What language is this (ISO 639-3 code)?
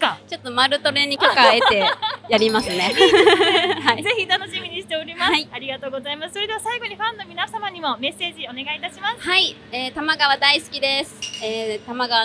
jpn